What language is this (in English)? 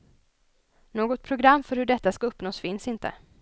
Swedish